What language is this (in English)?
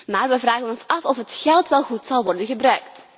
Dutch